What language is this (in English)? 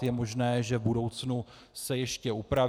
Czech